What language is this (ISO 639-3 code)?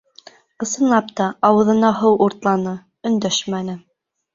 bak